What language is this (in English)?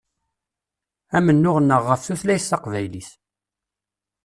Kabyle